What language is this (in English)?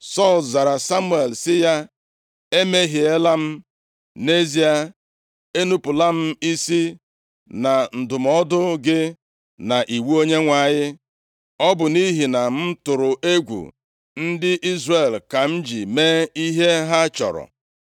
Igbo